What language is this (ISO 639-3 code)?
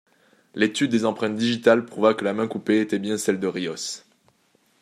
fra